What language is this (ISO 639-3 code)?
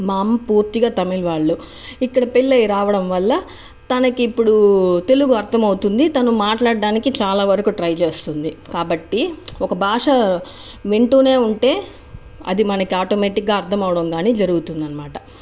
tel